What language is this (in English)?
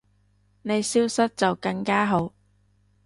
Cantonese